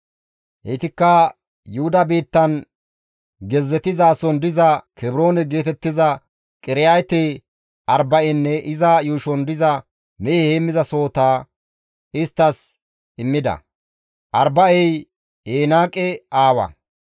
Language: Gamo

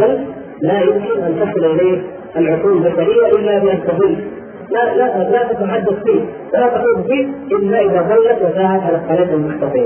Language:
Arabic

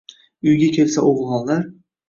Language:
Uzbek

